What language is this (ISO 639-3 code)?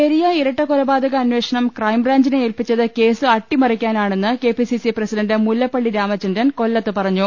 mal